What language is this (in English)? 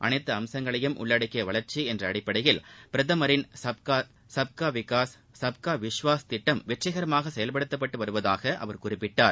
Tamil